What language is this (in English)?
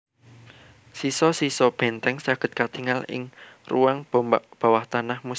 Javanese